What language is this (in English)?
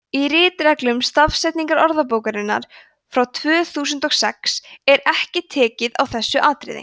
Icelandic